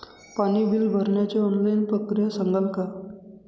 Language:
Marathi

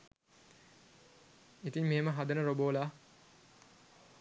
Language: Sinhala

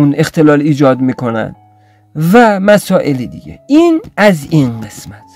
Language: Persian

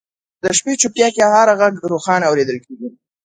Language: Pashto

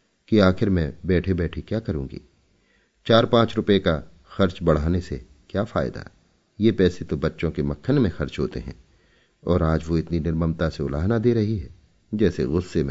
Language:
Hindi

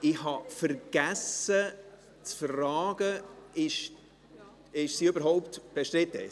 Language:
Swiss German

